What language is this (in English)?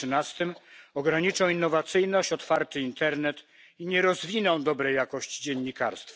Polish